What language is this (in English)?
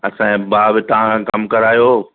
Sindhi